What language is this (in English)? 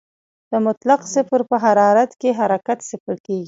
Pashto